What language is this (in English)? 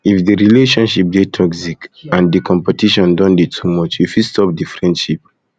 Nigerian Pidgin